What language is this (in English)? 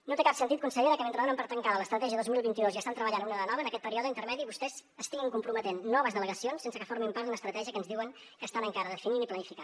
Catalan